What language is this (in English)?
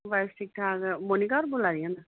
Dogri